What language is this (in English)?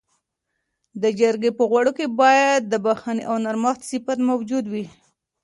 Pashto